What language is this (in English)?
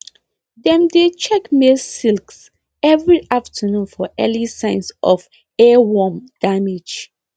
Nigerian Pidgin